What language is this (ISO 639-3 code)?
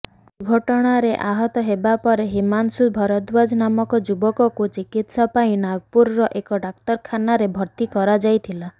ori